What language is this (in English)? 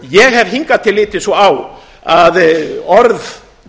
Icelandic